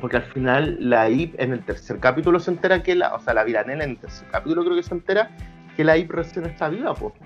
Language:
Spanish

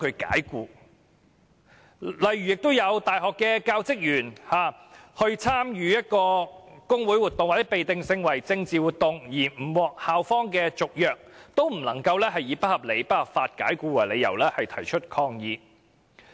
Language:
Cantonese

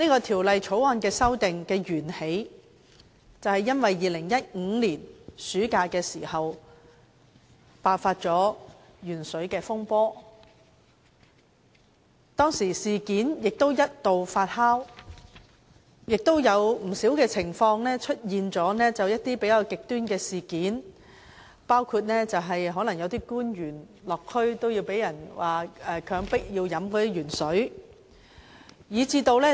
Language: Cantonese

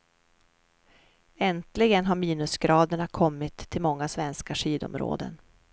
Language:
Swedish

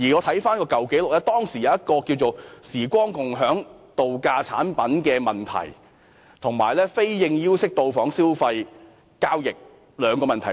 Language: Cantonese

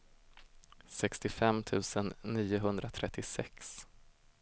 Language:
Swedish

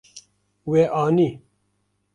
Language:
Kurdish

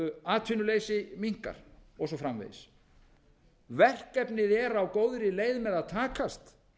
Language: Icelandic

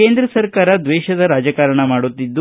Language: Kannada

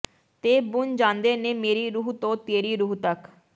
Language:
Punjabi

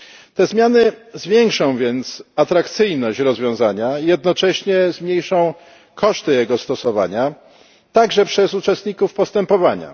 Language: Polish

